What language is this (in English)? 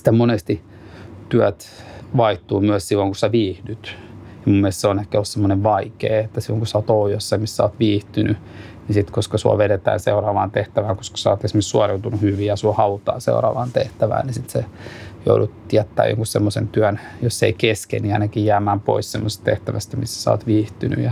Finnish